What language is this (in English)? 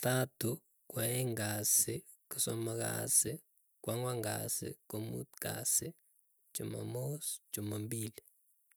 Keiyo